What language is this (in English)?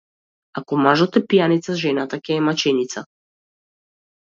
Macedonian